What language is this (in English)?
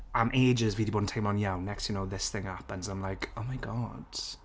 Welsh